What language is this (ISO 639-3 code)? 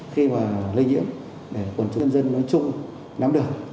vie